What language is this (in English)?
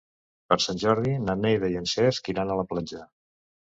Catalan